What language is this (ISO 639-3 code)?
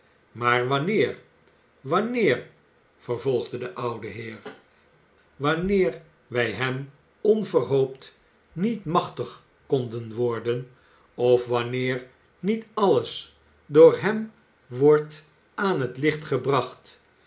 nld